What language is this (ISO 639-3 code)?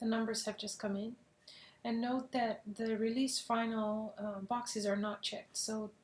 eng